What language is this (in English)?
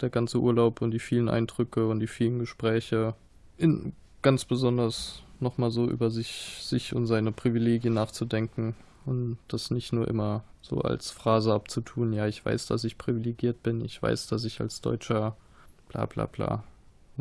German